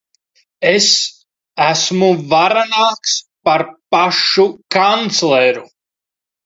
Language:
Latvian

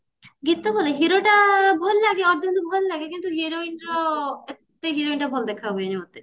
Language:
Odia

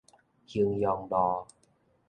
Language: Min Nan Chinese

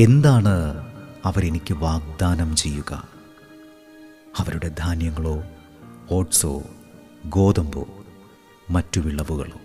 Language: Malayalam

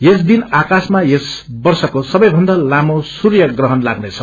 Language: Nepali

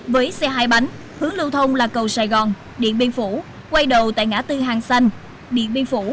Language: Vietnamese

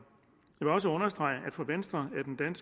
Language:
Danish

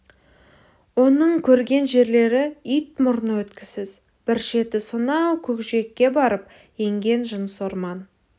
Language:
Kazakh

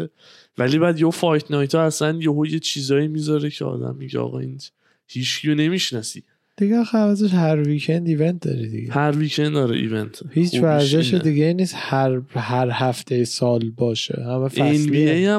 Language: Persian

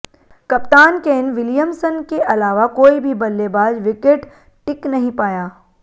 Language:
Hindi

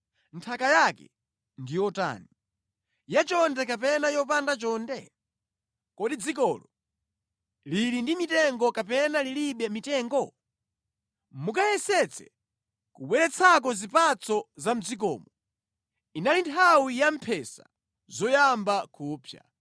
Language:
Nyanja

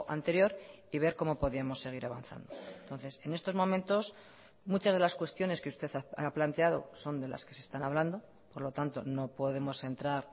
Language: Spanish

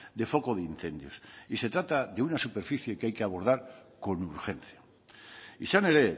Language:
Spanish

